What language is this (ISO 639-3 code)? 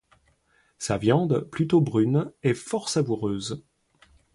fra